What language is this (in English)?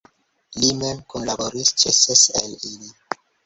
Esperanto